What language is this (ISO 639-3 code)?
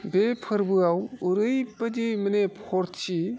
brx